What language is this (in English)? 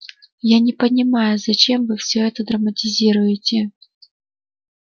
Russian